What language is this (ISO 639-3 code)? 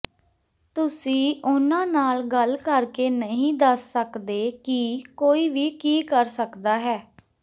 pan